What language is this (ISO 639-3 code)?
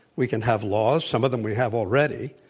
eng